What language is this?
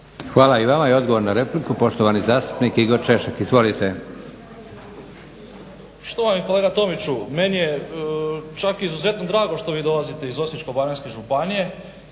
Croatian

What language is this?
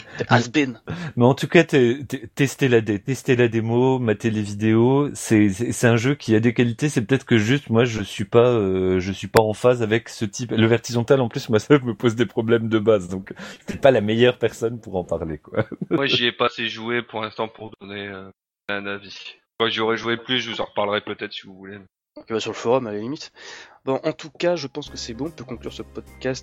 French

